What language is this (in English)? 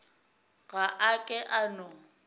Northern Sotho